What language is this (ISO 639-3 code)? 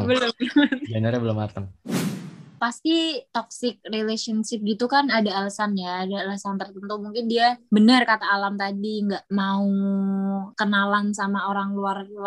ind